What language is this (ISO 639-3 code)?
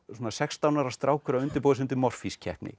isl